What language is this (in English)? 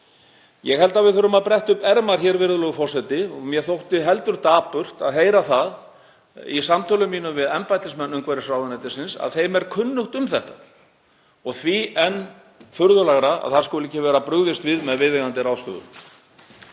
Icelandic